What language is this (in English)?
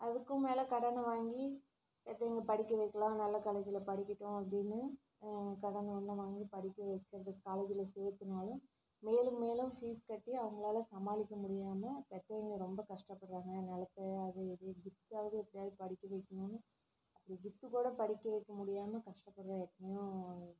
Tamil